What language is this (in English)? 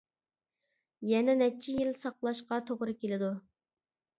Uyghur